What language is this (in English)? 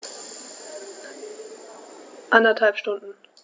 German